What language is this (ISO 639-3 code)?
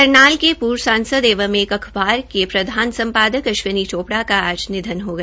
hin